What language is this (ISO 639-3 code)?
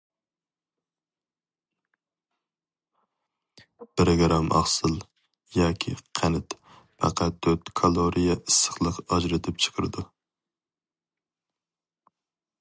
uig